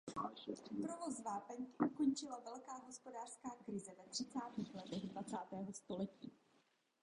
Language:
Czech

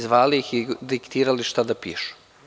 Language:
Serbian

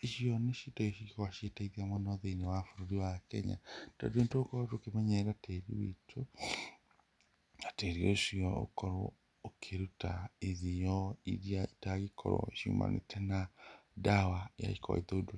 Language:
Kikuyu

